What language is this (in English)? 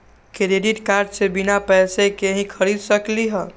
Magahi